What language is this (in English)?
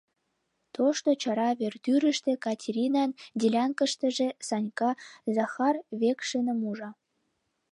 Mari